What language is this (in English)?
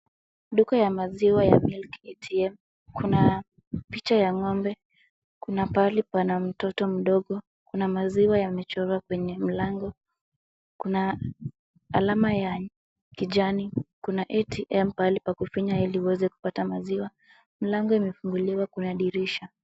Swahili